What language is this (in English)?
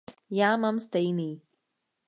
Czech